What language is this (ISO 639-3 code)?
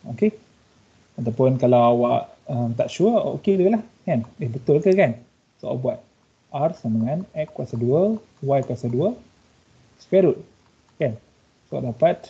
msa